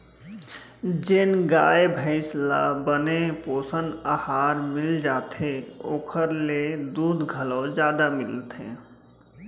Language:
Chhattisgarhi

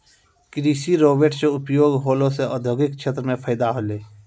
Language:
Maithili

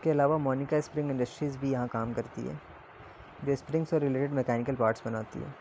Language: Urdu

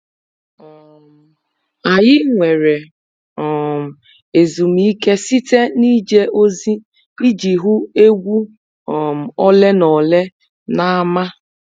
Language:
Igbo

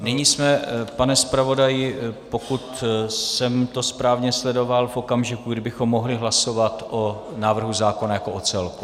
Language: Czech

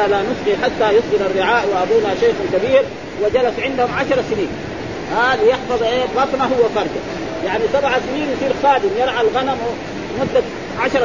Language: Arabic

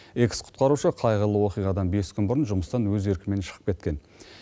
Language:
Kazakh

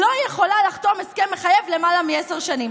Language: Hebrew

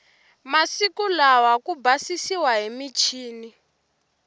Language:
Tsonga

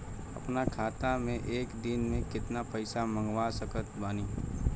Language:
Bhojpuri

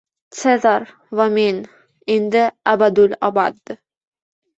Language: Uzbek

